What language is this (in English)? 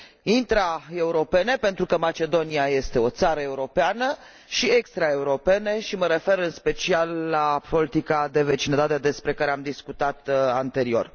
Romanian